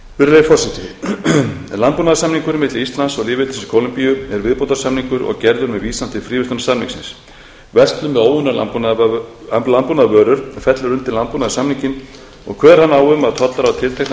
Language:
Icelandic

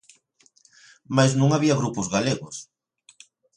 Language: Galician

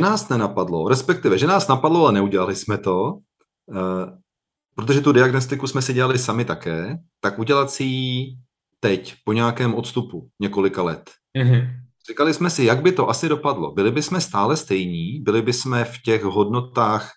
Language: Czech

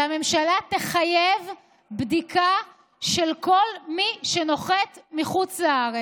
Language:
Hebrew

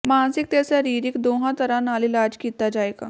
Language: Punjabi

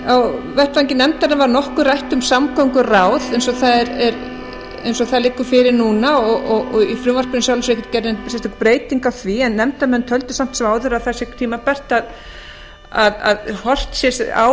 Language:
Icelandic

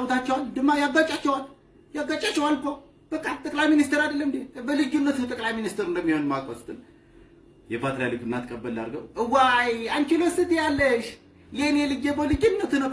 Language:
Amharic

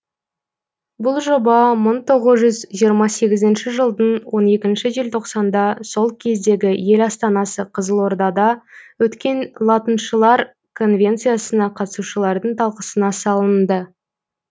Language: Kazakh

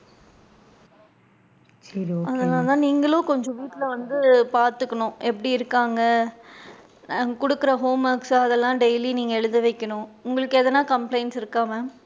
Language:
Tamil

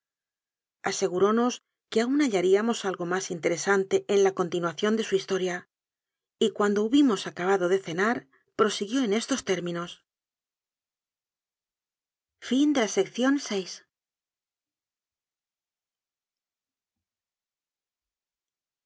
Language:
Spanish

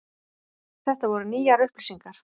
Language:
Icelandic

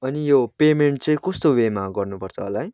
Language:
Nepali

